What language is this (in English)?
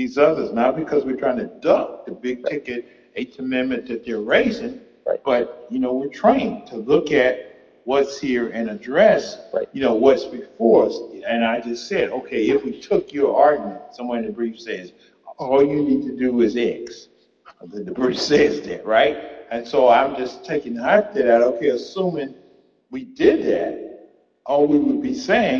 English